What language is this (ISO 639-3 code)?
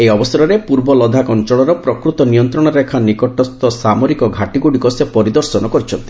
ori